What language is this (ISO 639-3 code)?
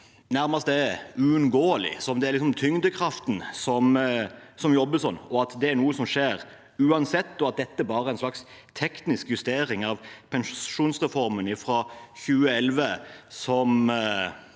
nor